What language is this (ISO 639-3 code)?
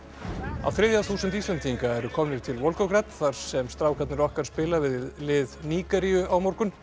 isl